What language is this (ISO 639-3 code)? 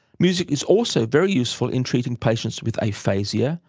eng